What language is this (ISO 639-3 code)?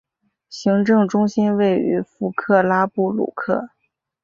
zho